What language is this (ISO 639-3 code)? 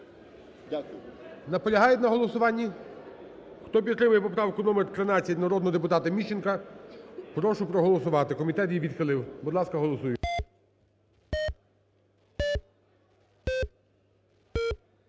ukr